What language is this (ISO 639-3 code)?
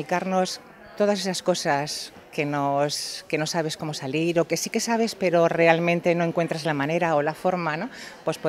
spa